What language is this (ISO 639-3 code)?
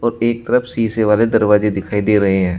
hin